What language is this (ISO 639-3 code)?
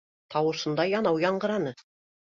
bak